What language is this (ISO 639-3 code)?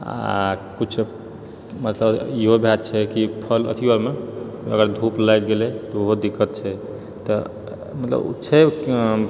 mai